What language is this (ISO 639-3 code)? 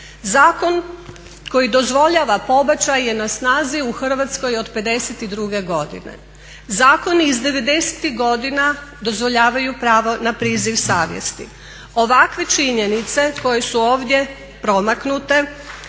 hrv